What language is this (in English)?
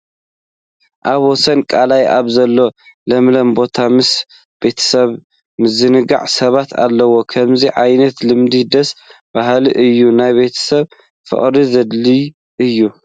Tigrinya